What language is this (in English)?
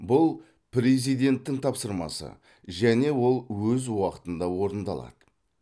Kazakh